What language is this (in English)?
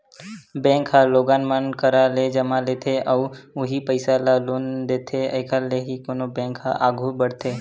Chhattisgarhi